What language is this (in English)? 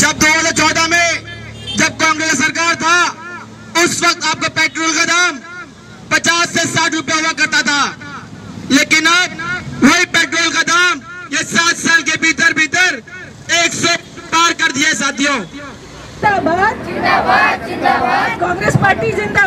Hindi